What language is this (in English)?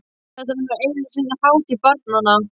Icelandic